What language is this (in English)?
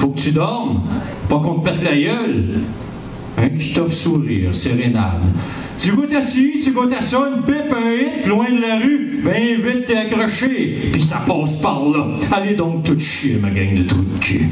French